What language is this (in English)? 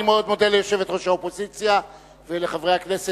Hebrew